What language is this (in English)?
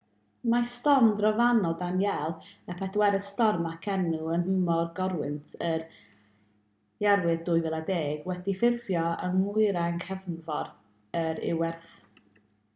Welsh